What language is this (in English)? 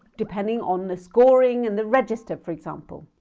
English